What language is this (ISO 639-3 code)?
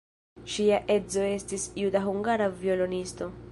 epo